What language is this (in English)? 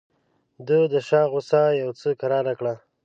Pashto